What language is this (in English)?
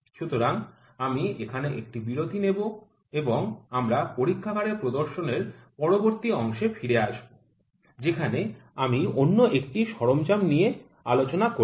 Bangla